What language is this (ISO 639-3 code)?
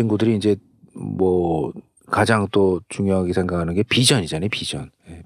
kor